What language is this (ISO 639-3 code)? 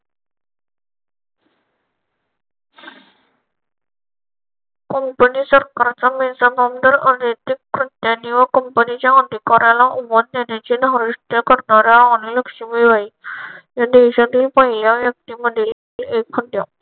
mar